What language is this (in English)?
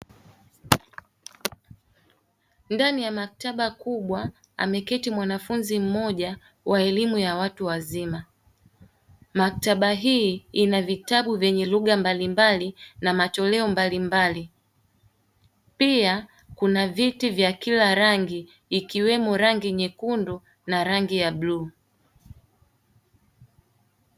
Swahili